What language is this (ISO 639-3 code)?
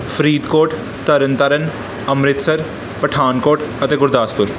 pan